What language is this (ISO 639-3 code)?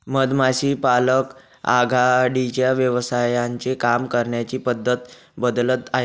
mar